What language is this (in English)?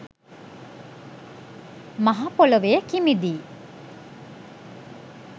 Sinhala